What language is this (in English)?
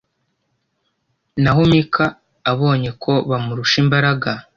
Kinyarwanda